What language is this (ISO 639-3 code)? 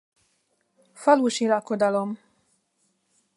hun